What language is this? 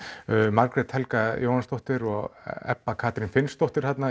Icelandic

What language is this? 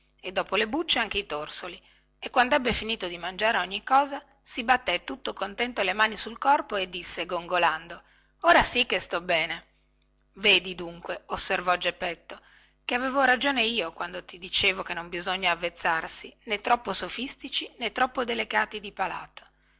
Italian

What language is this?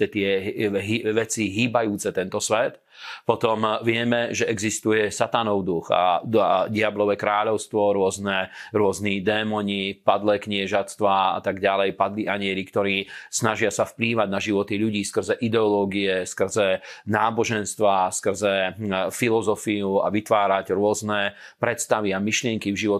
Slovak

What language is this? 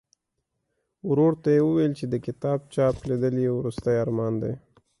Pashto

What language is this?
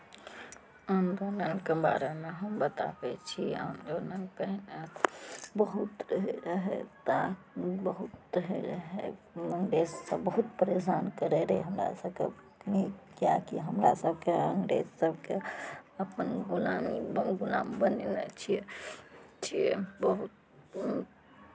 Maithili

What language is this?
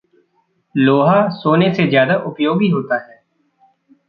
Hindi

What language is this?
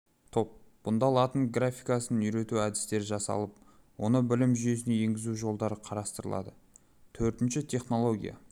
Kazakh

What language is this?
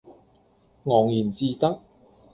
Cantonese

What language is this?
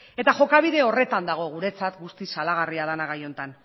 Basque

